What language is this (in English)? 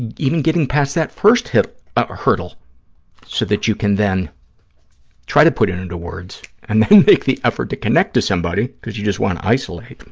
English